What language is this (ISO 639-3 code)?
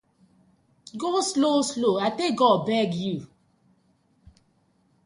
pcm